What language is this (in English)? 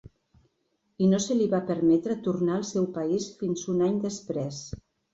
Catalan